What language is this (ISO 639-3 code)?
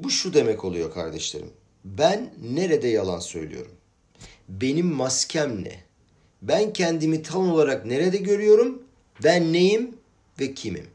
tur